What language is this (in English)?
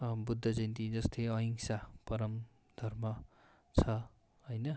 Nepali